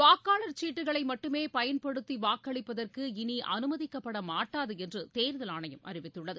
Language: Tamil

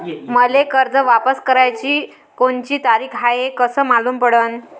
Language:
Marathi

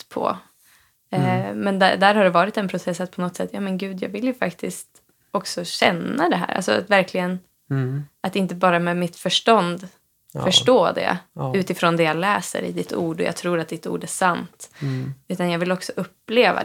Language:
Swedish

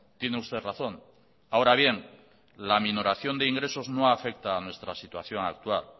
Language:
Spanish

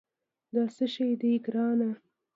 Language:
Pashto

